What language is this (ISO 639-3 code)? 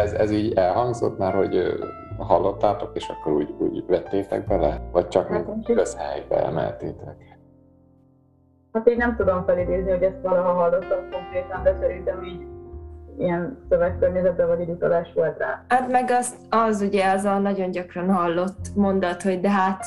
hun